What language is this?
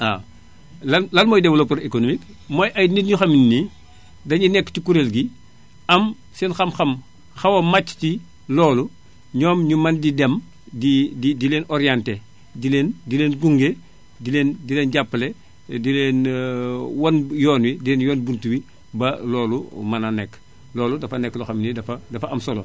Wolof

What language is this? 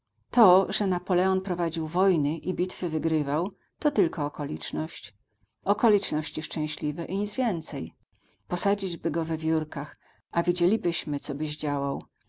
Polish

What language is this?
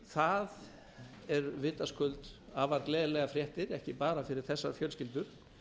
Icelandic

